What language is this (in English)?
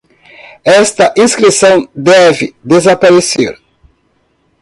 Portuguese